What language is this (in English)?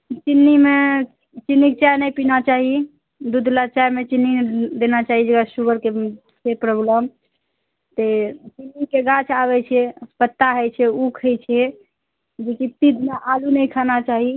Maithili